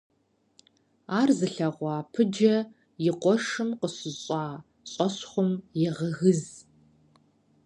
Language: Kabardian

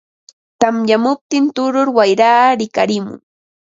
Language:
Ambo-Pasco Quechua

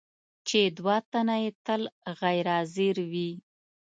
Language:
Pashto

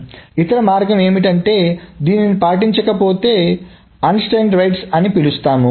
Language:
Telugu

